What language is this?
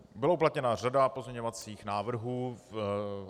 Czech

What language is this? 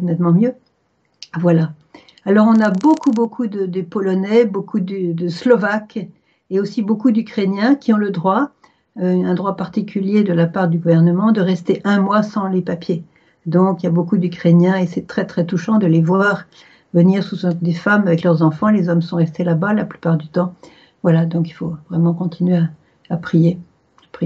French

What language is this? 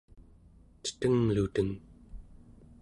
Central Yupik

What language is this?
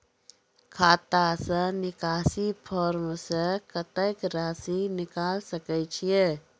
Maithili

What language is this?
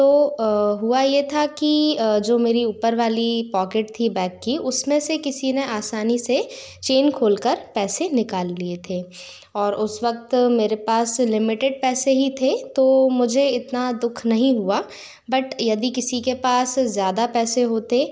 Hindi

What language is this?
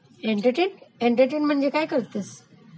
Marathi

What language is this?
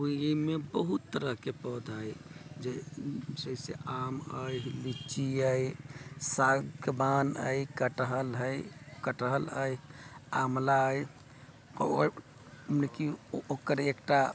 Maithili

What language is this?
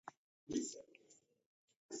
Taita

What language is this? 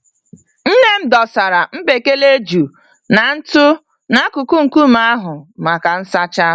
Igbo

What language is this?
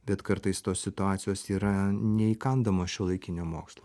Lithuanian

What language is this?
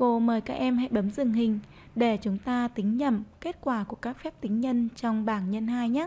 Vietnamese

